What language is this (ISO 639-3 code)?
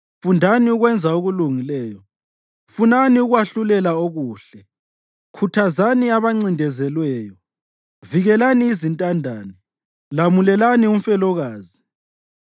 nde